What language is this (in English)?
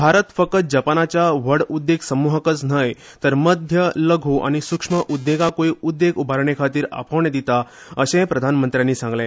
Konkani